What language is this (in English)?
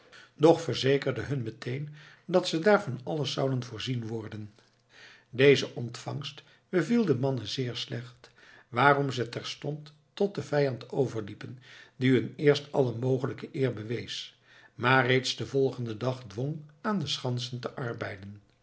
Dutch